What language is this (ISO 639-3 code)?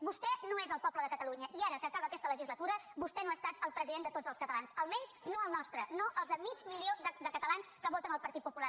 cat